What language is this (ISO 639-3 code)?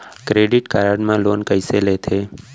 hne